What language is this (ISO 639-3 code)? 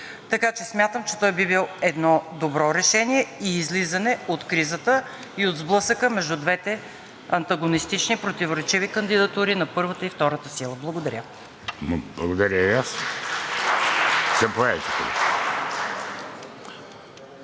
bul